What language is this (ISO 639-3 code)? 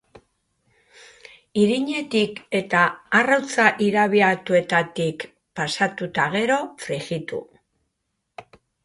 eus